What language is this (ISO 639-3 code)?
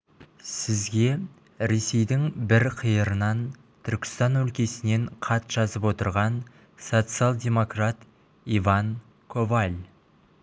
kaz